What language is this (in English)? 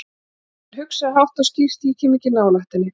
Icelandic